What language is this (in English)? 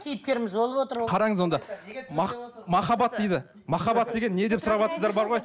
Kazakh